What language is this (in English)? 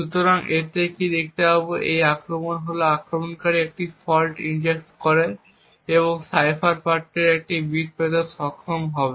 Bangla